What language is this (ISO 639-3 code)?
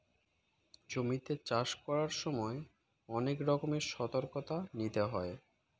ben